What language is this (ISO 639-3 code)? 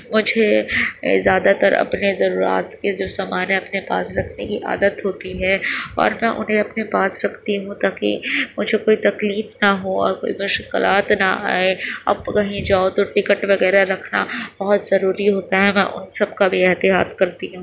urd